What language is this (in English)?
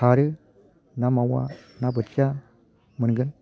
Bodo